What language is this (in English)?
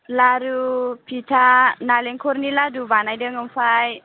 Bodo